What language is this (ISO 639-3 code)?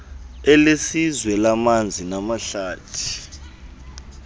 xho